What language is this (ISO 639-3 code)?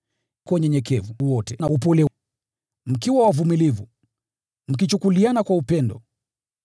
swa